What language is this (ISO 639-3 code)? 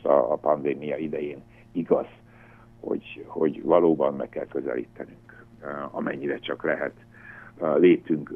hun